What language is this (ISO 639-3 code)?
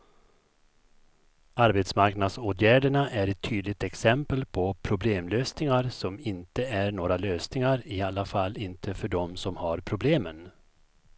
swe